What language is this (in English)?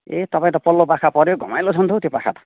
Nepali